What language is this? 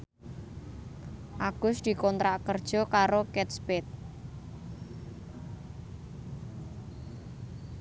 Javanese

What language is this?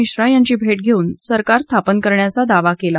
Marathi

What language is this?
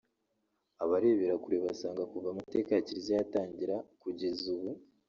Kinyarwanda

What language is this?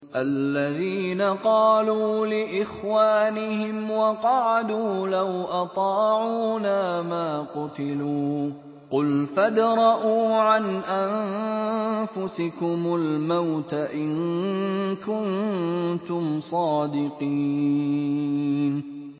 Arabic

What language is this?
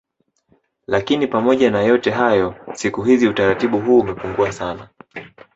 Swahili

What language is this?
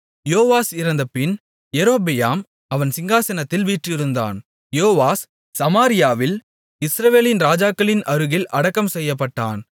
Tamil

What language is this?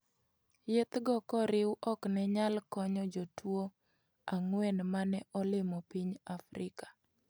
Luo (Kenya and Tanzania)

